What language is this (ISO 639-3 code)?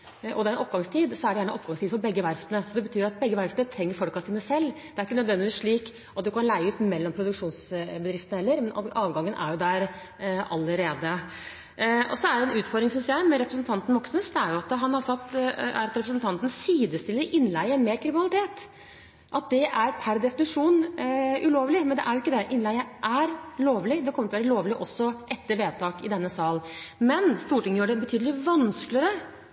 nob